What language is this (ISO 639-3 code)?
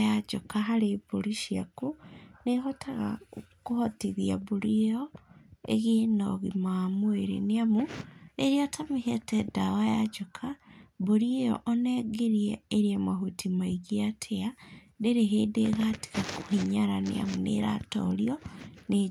kik